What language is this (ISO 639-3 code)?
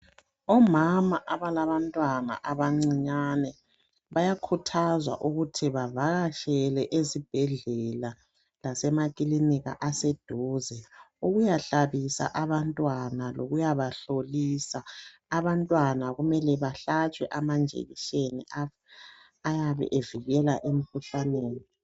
nde